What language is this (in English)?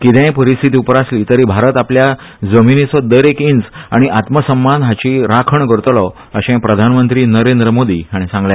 Konkani